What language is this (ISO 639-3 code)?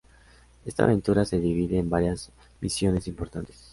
spa